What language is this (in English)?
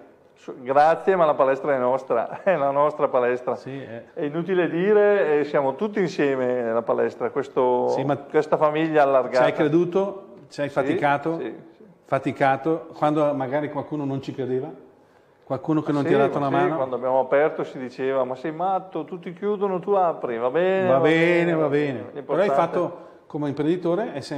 Italian